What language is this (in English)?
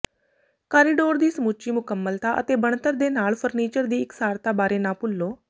Punjabi